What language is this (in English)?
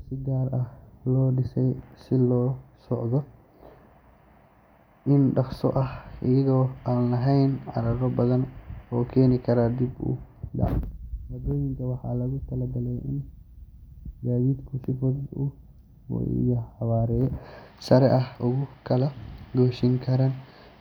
Somali